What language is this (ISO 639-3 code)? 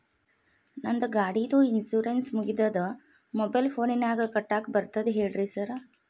kan